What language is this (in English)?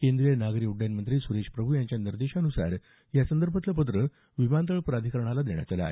Marathi